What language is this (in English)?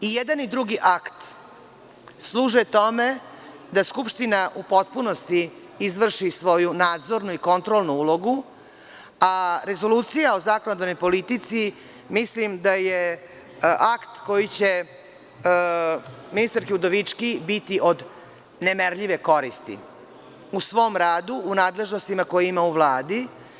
Serbian